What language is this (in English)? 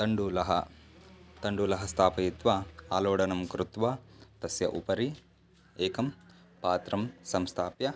Sanskrit